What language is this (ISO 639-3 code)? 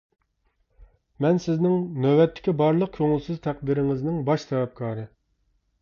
uig